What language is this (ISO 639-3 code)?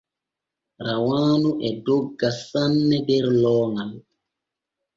fue